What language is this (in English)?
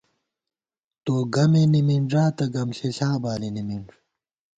Gawar-Bati